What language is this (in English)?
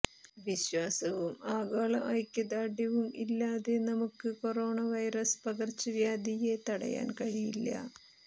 Malayalam